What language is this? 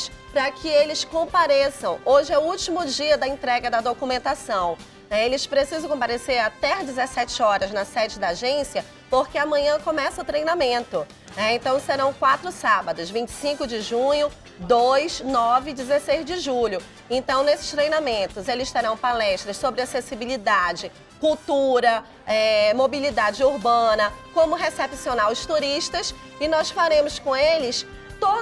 Portuguese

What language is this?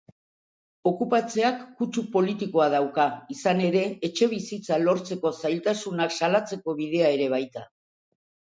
Basque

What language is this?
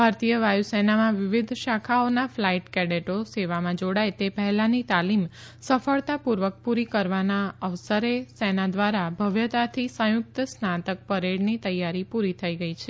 Gujarati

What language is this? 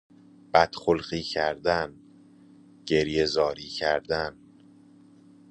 Persian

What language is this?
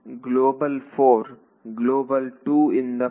Kannada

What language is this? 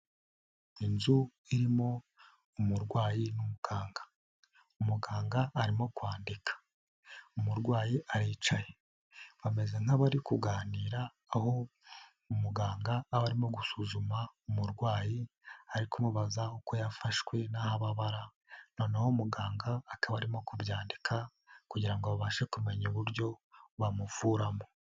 Kinyarwanda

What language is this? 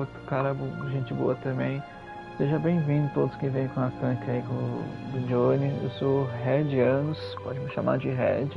Portuguese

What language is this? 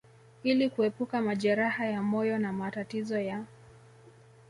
Swahili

